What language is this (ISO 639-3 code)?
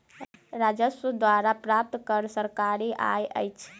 mai